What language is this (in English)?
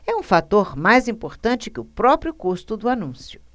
Portuguese